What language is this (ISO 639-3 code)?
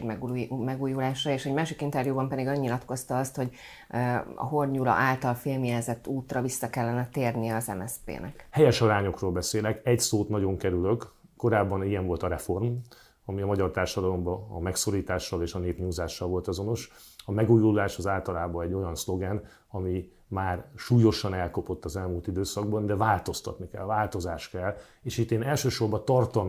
hun